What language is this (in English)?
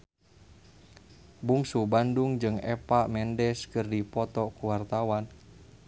Sundanese